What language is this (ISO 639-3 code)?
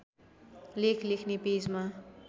nep